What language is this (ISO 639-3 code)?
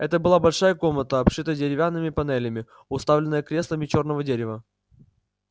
rus